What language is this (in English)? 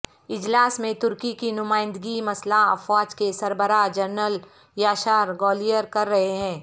Urdu